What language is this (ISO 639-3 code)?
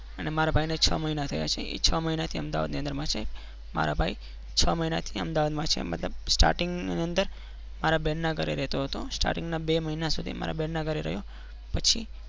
guj